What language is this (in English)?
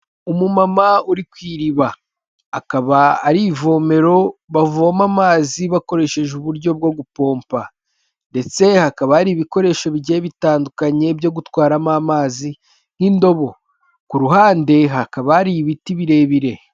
Kinyarwanda